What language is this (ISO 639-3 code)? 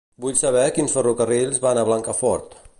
cat